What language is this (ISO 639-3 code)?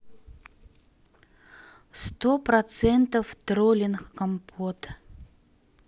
rus